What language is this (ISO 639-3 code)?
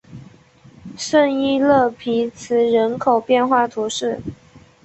zho